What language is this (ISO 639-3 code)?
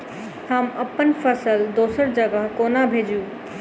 mai